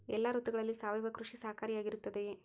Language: Kannada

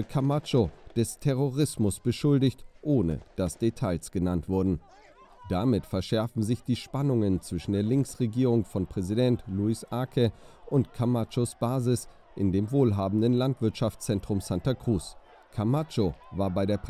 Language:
German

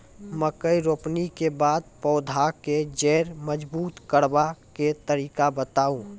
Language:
Maithili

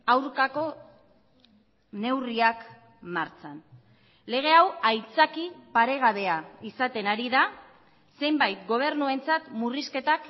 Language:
Basque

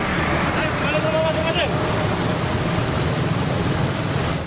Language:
Indonesian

